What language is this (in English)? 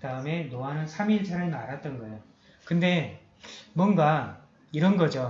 Korean